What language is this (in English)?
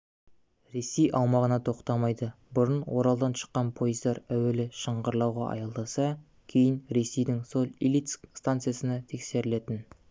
Kazakh